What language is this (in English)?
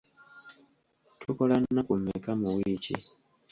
Ganda